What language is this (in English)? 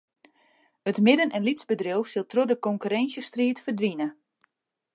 Western Frisian